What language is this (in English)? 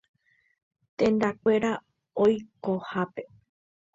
Guarani